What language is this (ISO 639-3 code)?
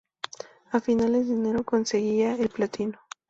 spa